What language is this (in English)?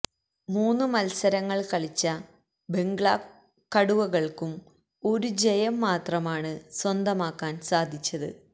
Malayalam